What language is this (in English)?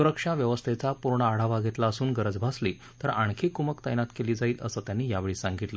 Marathi